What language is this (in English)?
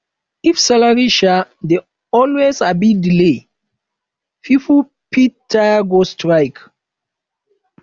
Nigerian Pidgin